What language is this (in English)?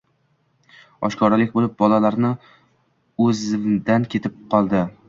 Uzbek